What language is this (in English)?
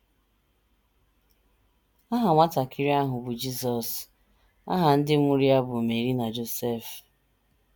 Igbo